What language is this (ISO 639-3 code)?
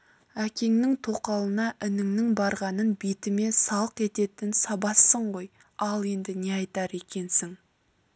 kaz